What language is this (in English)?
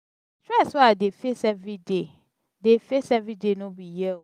Nigerian Pidgin